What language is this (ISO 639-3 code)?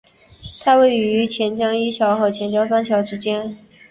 zho